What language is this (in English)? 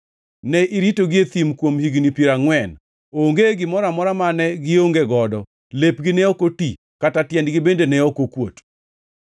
Luo (Kenya and Tanzania)